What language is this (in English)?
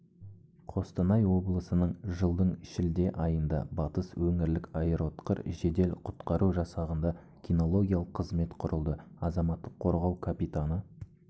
Kazakh